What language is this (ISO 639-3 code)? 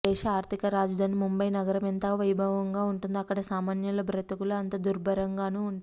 tel